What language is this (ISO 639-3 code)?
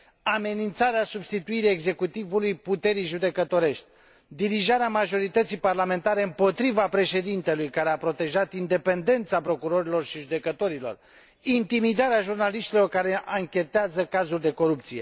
ron